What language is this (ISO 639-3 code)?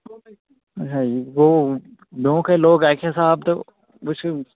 kas